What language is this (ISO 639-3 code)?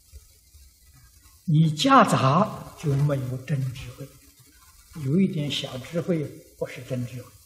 zho